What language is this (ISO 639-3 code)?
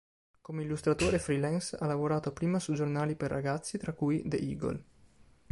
ita